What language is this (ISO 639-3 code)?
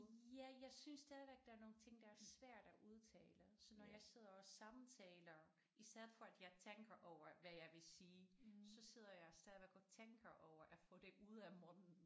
dan